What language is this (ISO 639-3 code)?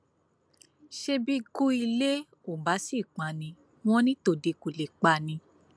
yor